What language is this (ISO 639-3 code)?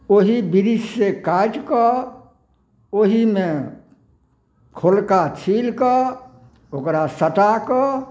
mai